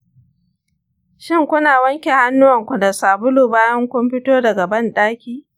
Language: Hausa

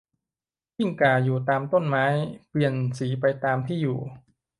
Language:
Thai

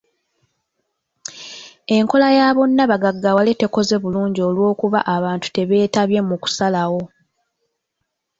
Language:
Ganda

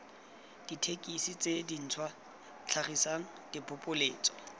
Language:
Tswana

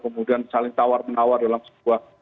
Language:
Indonesian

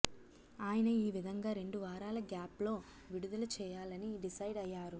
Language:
Telugu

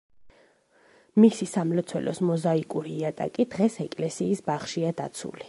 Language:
Georgian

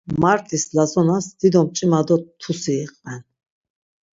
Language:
Laz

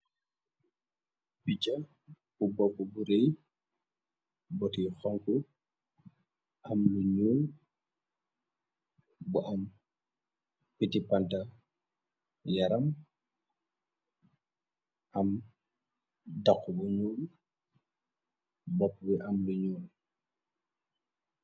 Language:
Wolof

